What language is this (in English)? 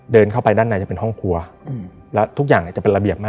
Thai